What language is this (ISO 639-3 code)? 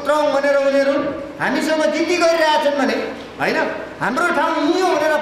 ind